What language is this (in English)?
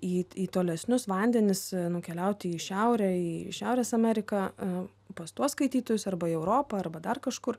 Lithuanian